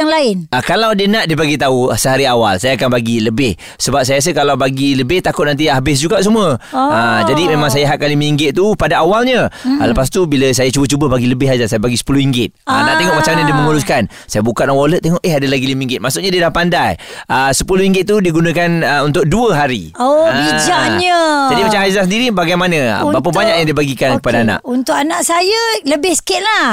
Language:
Malay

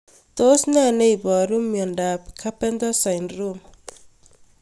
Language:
Kalenjin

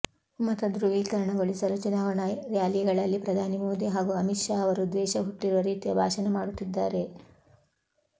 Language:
Kannada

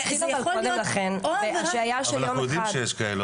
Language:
Hebrew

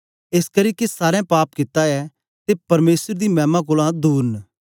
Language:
Dogri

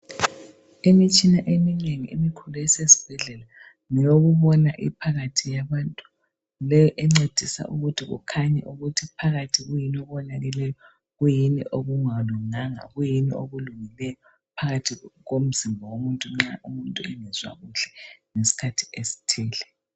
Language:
North Ndebele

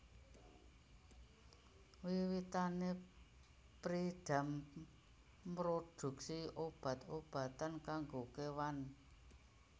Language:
Javanese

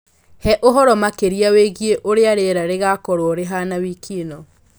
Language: Kikuyu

